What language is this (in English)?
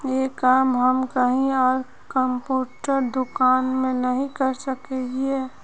Magahi